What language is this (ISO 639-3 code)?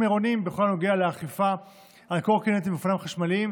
heb